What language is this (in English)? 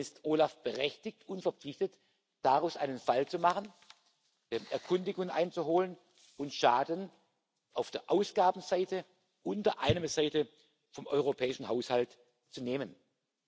German